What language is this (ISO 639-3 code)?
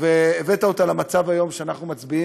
heb